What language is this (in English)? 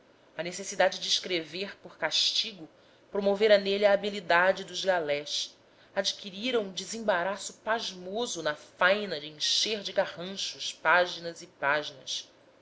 Portuguese